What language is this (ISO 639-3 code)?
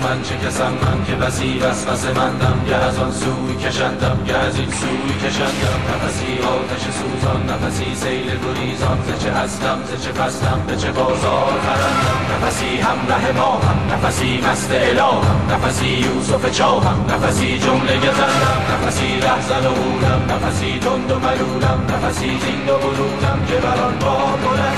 fas